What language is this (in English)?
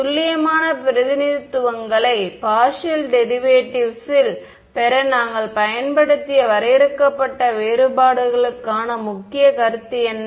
Tamil